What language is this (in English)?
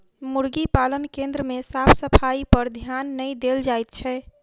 Maithili